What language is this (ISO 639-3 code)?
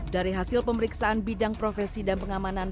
ind